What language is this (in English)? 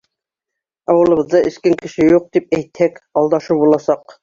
Bashkir